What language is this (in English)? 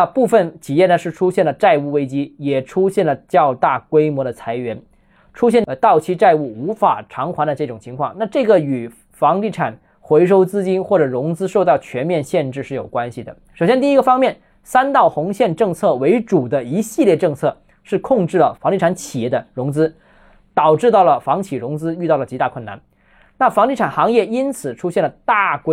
Chinese